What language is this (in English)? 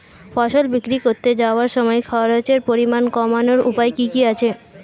Bangla